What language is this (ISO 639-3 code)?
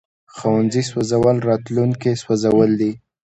pus